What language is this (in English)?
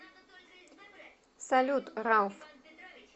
Russian